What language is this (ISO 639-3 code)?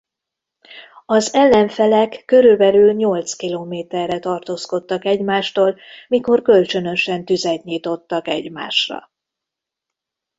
hun